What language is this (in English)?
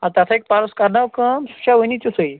Kashmiri